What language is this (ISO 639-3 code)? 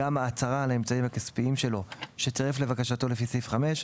heb